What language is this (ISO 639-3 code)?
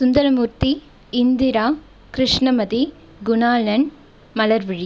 tam